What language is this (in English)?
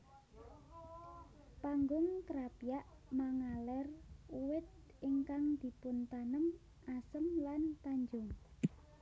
Javanese